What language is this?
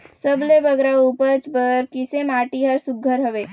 Chhattisgarhi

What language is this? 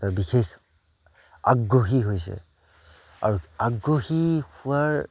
Assamese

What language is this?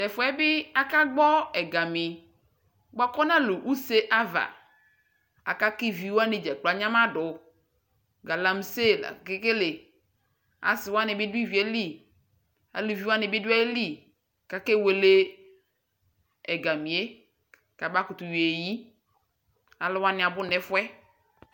Ikposo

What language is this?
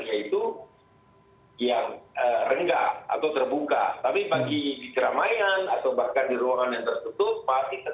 Indonesian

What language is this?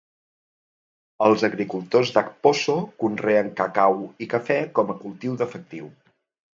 Catalan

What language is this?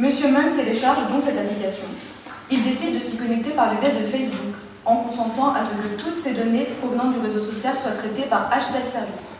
French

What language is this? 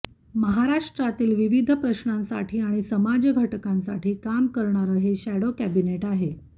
Marathi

